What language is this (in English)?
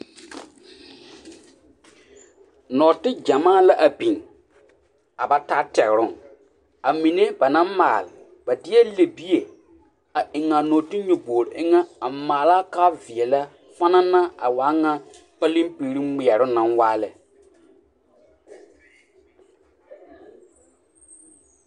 Southern Dagaare